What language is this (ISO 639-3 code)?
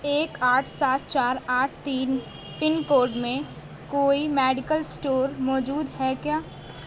urd